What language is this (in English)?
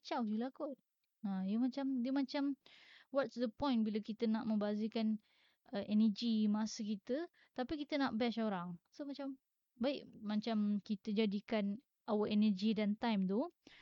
Malay